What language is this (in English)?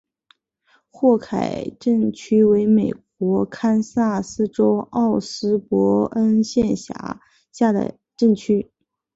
Chinese